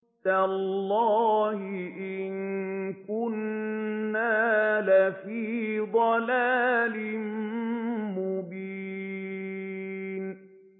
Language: Arabic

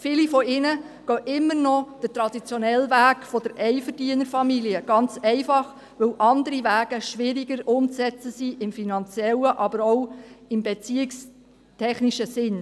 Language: Swiss German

